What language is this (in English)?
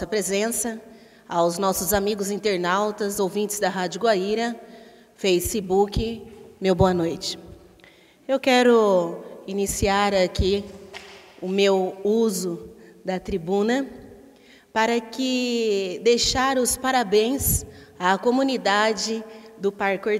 Portuguese